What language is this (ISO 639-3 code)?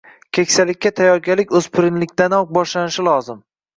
uzb